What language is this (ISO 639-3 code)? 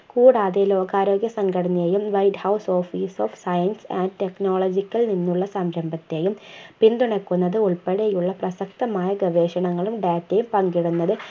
mal